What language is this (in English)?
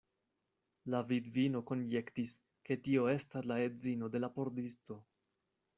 Esperanto